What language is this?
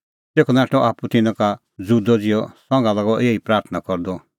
Kullu Pahari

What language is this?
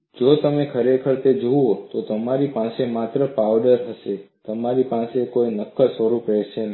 Gujarati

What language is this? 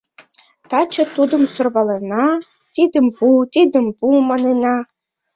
Mari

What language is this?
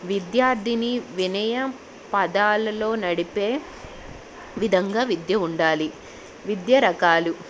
Telugu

